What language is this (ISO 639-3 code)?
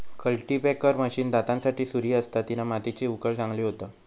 mar